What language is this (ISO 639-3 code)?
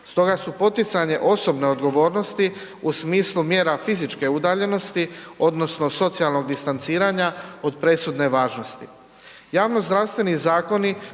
hrv